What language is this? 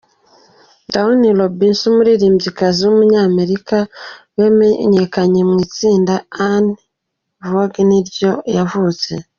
Kinyarwanda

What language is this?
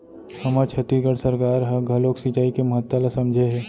Chhattisgarhi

